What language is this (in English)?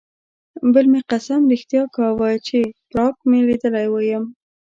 Pashto